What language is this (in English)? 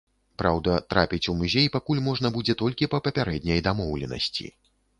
Belarusian